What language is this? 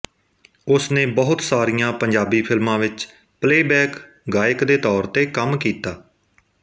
Punjabi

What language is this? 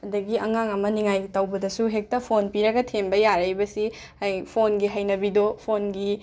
Manipuri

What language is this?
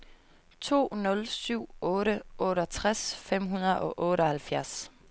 Danish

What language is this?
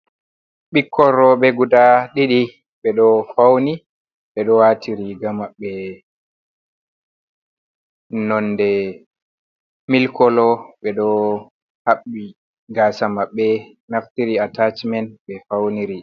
Fula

